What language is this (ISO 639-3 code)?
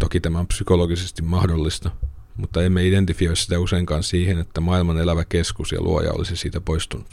fin